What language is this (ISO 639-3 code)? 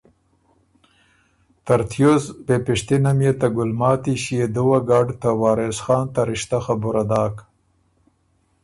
oru